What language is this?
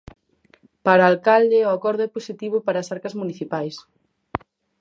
Galician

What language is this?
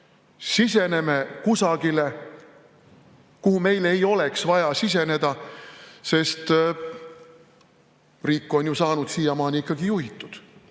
Estonian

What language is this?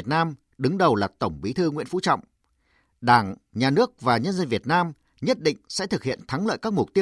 Vietnamese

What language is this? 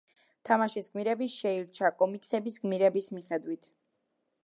Georgian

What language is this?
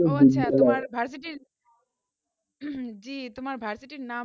Bangla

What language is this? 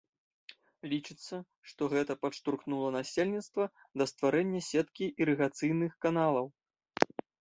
Belarusian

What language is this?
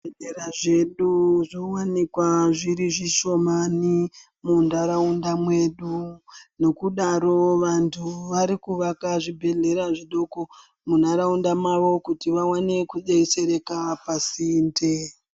Ndau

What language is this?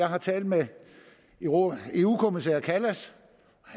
Danish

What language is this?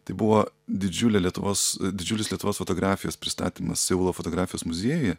Lithuanian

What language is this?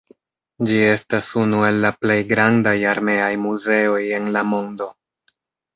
Esperanto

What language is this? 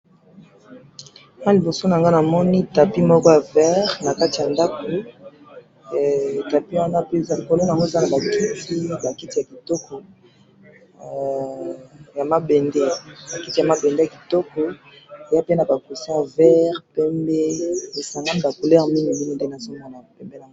Lingala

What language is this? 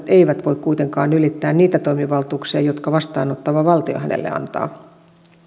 Finnish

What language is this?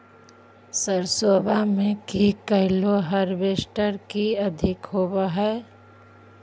Magahi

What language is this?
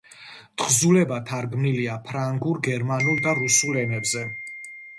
Georgian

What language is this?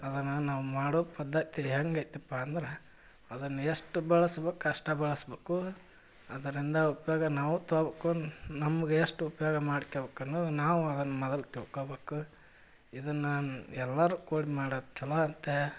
Kannada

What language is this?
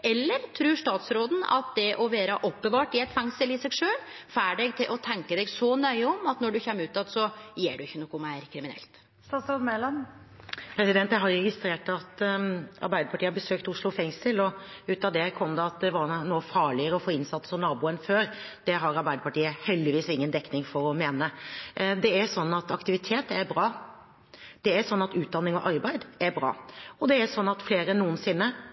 Norwegian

